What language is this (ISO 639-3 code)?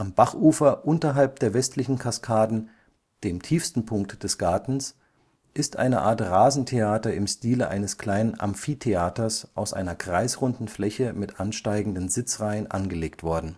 deu